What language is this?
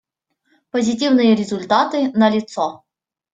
Russian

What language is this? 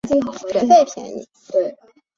Chinese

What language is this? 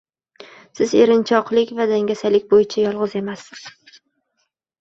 Uzbek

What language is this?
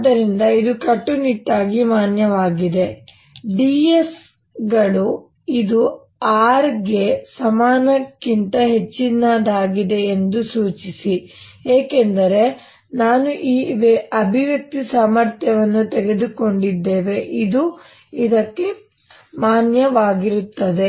Kannada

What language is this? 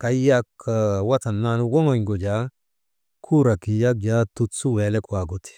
Maba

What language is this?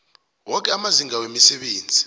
South Ndebele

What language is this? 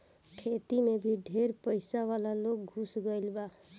Bhojpuri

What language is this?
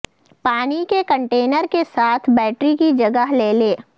Urdu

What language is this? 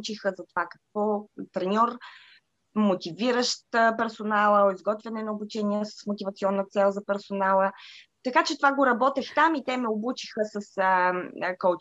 Bulgarian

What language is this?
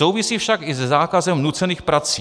Czech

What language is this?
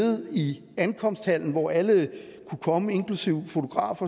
Danish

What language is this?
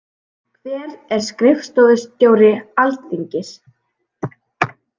Icelandic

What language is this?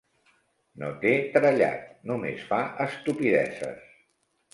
Catalan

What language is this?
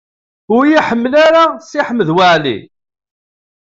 Kabyle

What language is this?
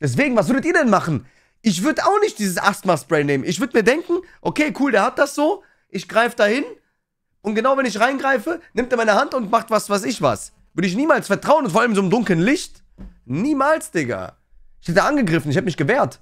German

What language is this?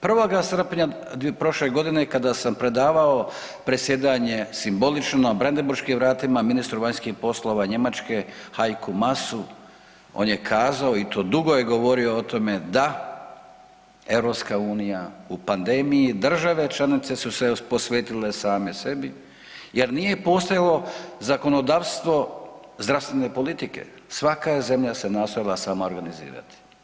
Croatian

